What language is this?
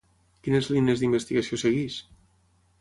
Catalan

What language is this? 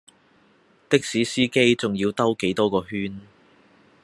Cantonese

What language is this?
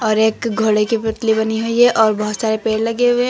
Hindi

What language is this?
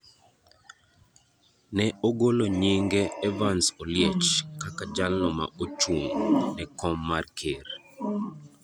Luo (Kenya and Tanzania)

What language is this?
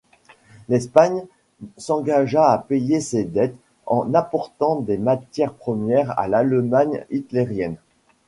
French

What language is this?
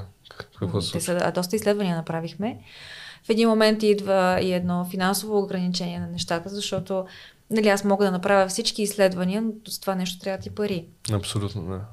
Bulgarian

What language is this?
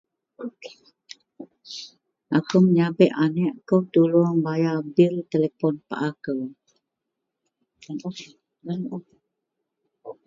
Central Melanau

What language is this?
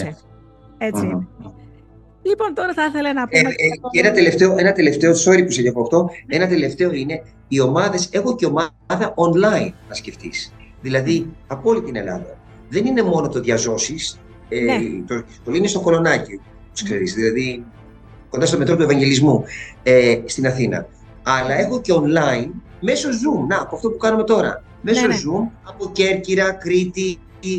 Greek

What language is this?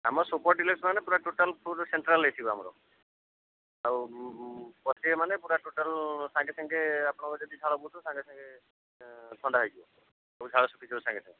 Odia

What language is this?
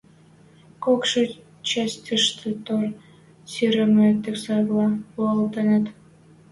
Western Mari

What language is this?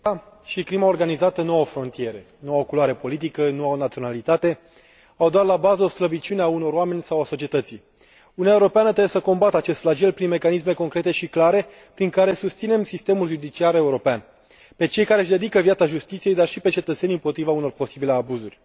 Romanian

